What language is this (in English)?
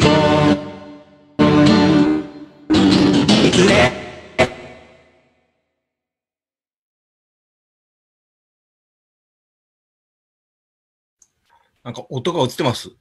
Japanese